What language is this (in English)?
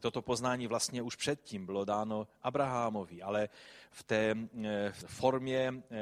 Czech